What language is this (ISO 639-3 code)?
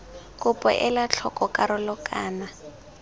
tsn